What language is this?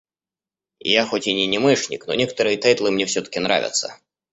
Russian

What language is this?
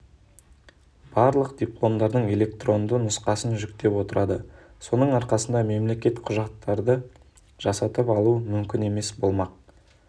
Kazakh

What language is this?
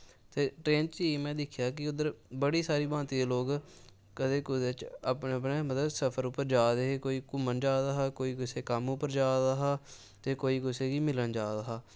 Dogri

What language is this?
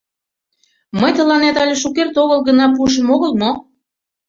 Mari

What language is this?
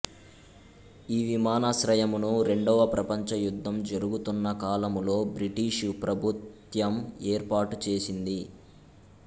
Telugu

